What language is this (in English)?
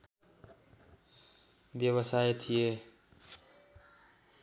Nepali